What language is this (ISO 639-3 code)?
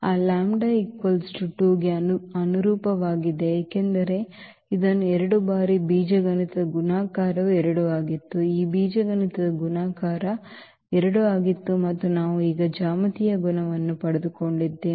kan